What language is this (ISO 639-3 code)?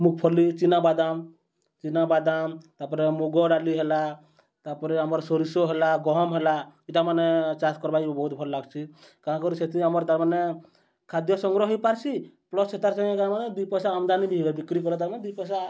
ori